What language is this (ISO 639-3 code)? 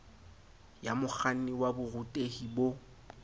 sot